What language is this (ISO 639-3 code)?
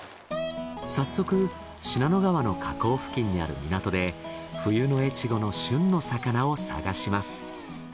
jpn